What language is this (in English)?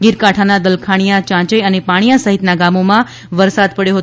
Gujarati